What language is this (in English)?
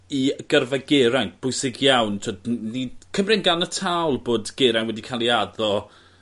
Welsh